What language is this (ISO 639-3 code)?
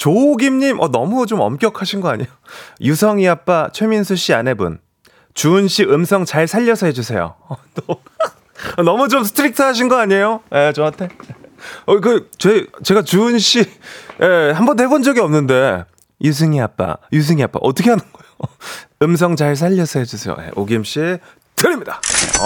kor